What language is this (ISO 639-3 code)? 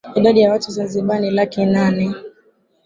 swa